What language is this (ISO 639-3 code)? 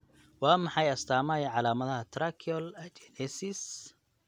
som